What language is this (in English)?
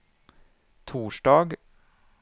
Swedish